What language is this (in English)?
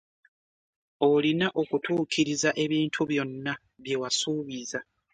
Ganda